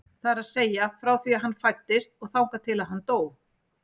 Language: Icelandic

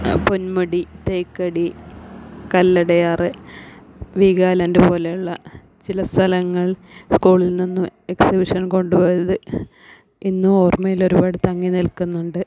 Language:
Malayalam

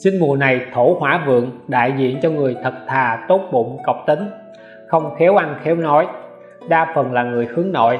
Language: Vietnamese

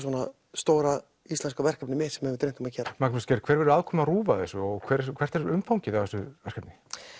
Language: Icelandic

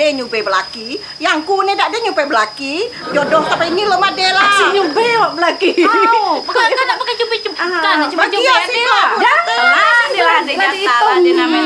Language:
Indonesian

